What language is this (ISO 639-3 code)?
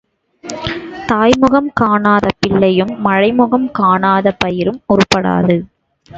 tam